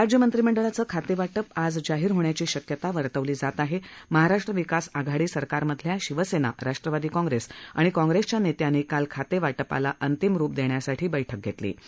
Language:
Marathi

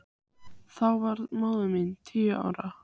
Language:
Icelandic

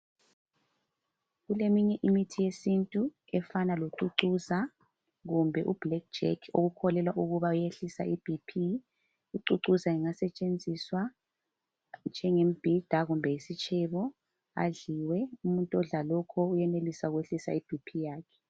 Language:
North Ndebele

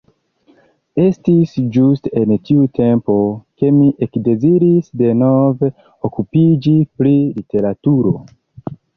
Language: Esperanto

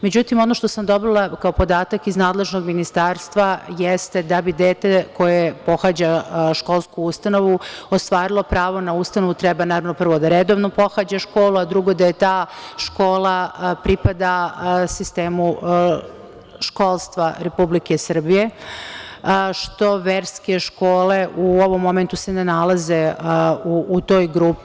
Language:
Serbian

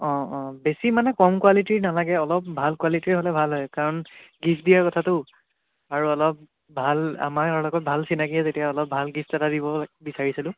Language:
Assamese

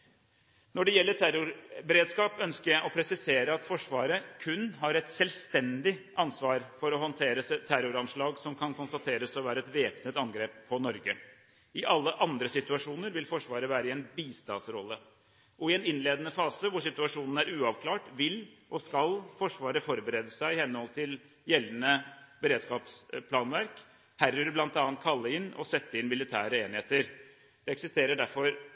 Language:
Norwegian Bokmål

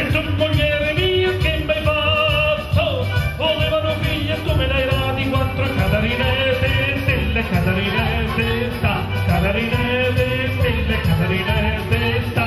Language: Italian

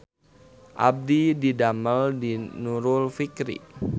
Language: Sundanese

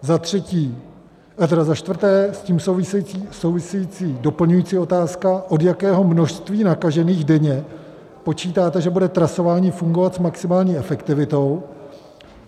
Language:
Czech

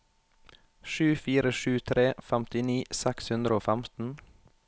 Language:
Norwegian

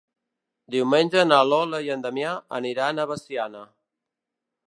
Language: Catalan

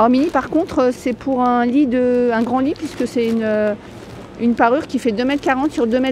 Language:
French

